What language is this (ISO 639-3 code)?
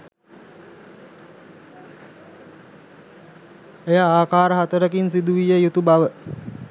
sin